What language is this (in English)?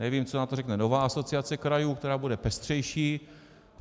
Czech